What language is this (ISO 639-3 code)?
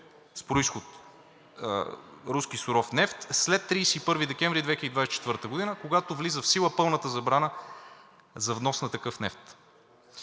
bul